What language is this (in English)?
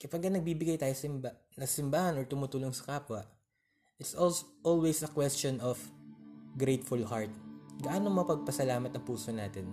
Filipino